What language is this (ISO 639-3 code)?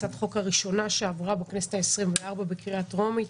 heb